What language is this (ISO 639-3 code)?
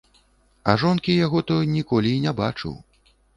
bel